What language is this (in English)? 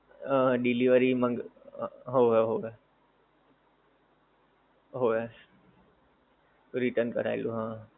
Gujarati